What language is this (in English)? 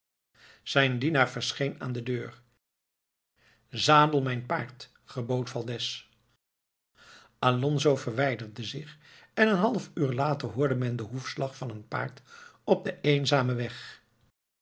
Dutch